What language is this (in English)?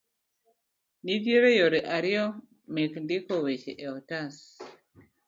Luo (Kenya and Tanzania)